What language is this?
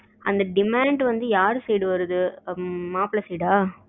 Tamil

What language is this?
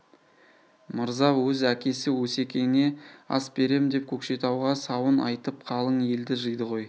Kazakh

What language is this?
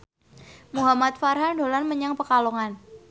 Javanese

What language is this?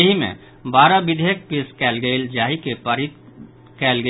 Maithili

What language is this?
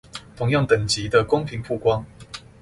Chinese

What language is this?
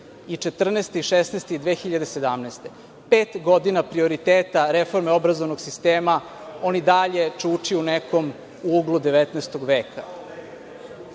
Serbian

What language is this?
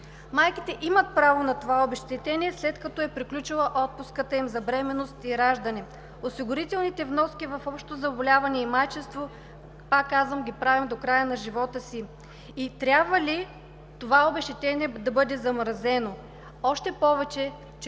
Bulgarian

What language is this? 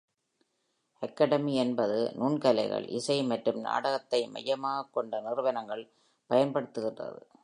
Tamil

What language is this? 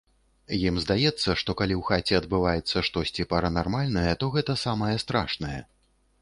Belarusian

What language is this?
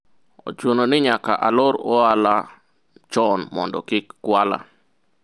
Luo (Kenya and Tanzania)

